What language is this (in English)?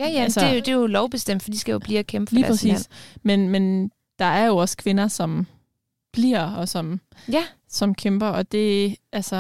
Danish